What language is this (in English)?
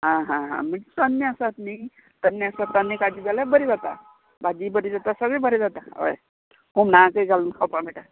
Konkani